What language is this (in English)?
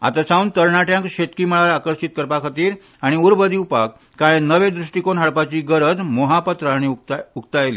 Konkani